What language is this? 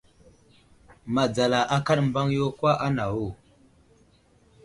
Wuzlam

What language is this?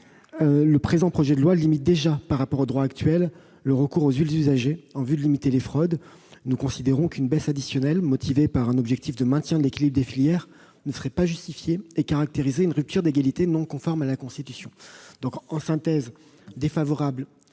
French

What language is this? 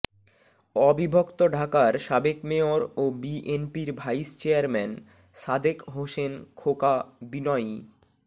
Bangla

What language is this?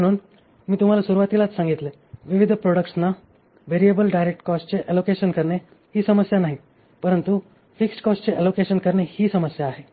Marathi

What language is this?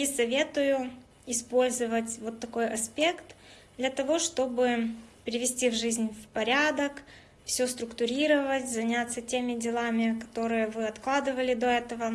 Russian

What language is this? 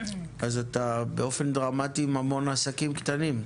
Hebrew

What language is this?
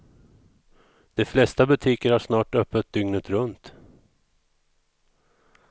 Swedish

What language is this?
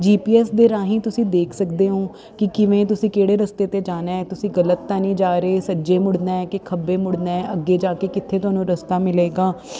Punjabi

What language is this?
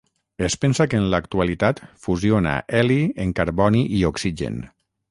Catalan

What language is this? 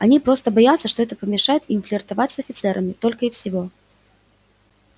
Russian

